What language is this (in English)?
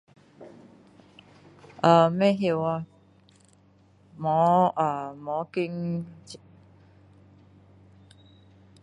Min Dong Chinese